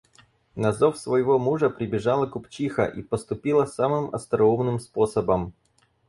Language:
Russian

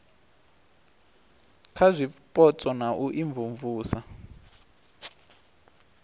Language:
Venda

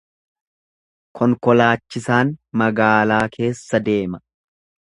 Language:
Oromo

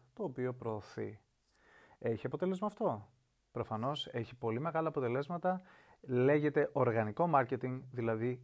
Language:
Greek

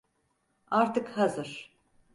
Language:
Turkish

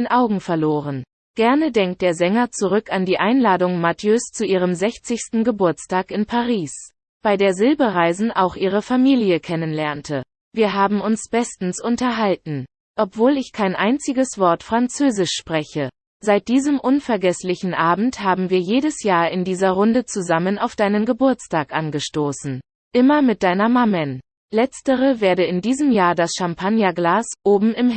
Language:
German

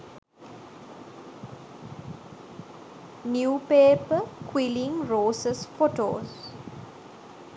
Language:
Sinhala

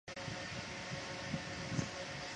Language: Chinese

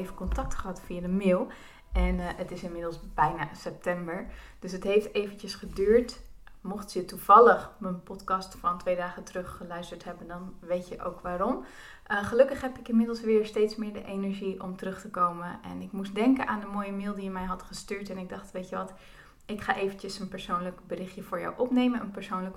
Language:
Dutch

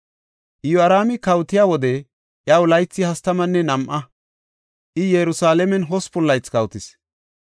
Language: Gofa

